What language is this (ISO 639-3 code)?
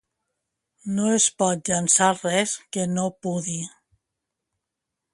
cat